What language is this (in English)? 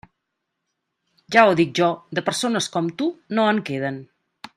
Catalan